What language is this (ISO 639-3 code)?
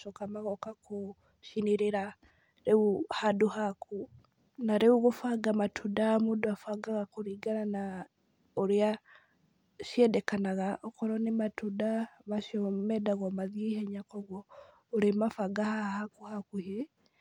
kik